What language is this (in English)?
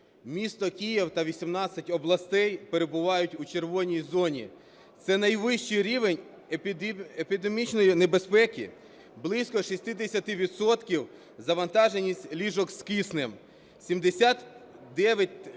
Ukrainian